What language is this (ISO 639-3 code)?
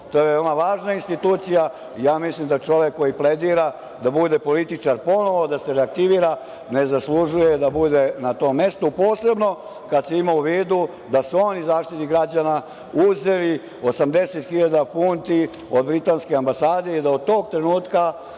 srp